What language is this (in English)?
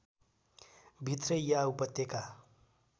Nepali